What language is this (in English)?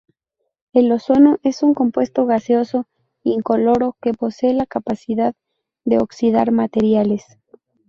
Spanish